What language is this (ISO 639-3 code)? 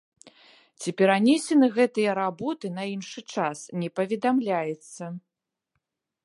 bel